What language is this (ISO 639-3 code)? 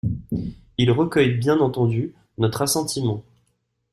fra